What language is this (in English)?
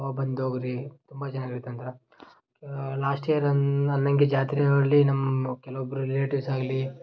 Kannada